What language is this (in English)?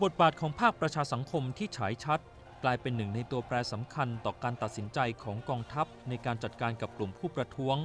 Thai